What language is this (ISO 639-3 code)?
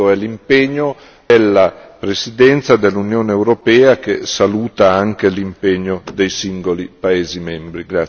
ita